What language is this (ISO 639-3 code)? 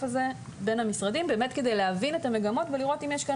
heb